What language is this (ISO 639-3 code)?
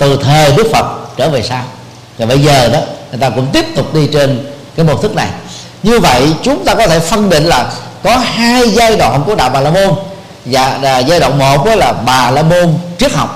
vie